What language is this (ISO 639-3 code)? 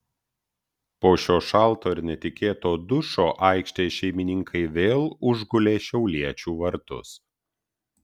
lit